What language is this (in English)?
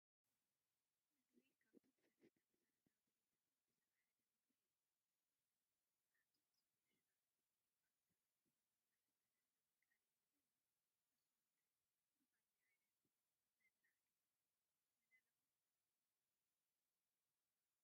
Tigrinya